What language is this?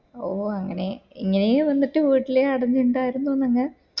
Malayalam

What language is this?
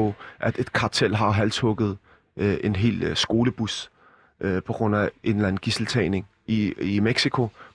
Danish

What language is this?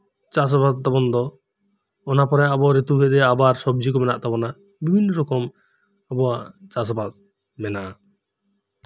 Santali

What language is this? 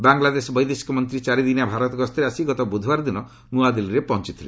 Odia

